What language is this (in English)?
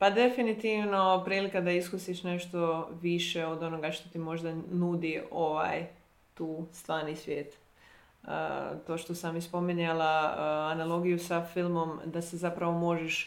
Croatian